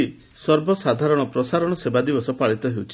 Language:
Odia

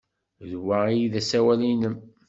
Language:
Kabyle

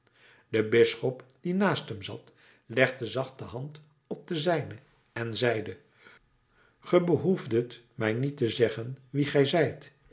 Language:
Dutch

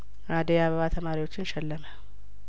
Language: Amharic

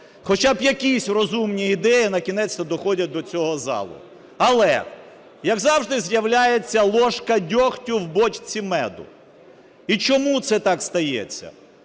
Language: Ukrainian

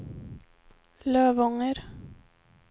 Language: Swedish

